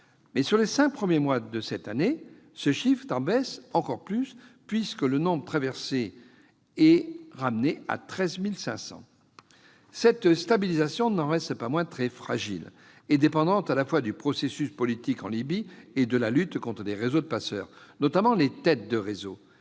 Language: French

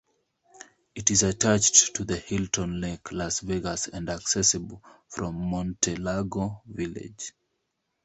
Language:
English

